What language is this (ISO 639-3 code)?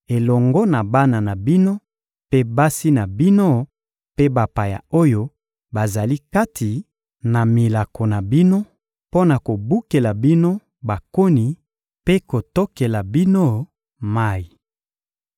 lin